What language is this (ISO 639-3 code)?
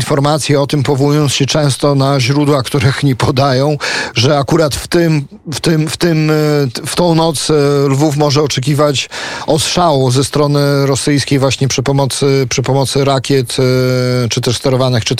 pol